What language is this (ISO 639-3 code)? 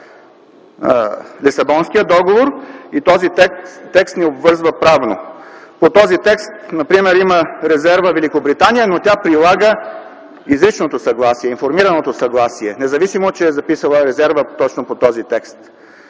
bul